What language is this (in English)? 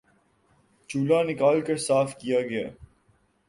Urdu